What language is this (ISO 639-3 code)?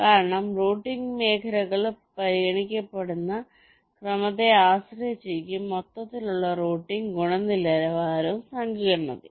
mal